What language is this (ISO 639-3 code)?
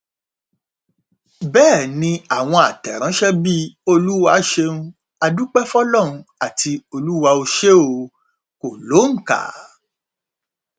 yor